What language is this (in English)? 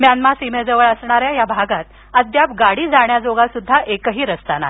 Marathi